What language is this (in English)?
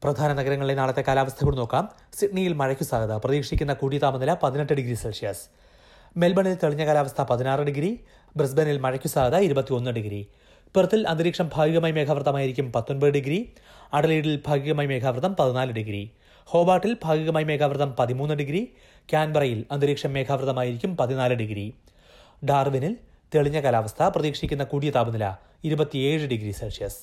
Malayalam